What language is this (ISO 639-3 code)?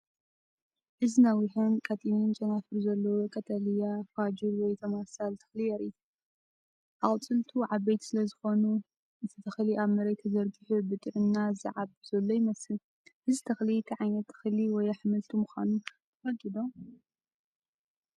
tir